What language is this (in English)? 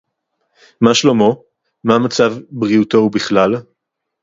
Hebrew